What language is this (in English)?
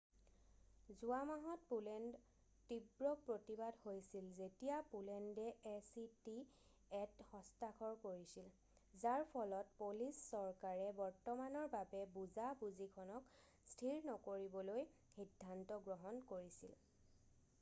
Assamese